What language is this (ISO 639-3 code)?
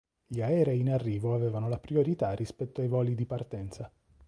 ita